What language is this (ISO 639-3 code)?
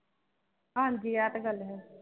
pan